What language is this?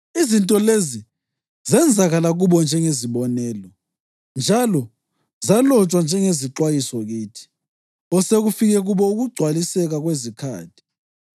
North Ndebele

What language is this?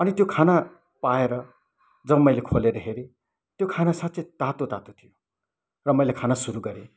Nepali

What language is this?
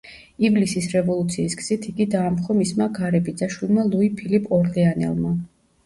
Georgian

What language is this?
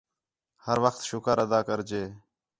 Khetrani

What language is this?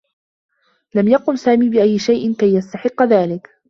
Arabic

